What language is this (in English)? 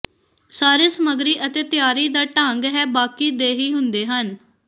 Punjabi